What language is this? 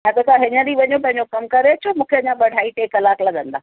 Sindhi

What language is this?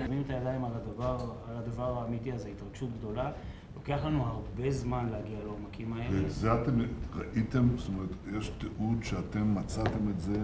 Hebrew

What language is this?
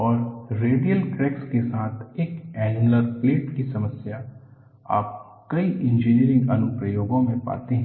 Hindi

